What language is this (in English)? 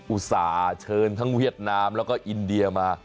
Thai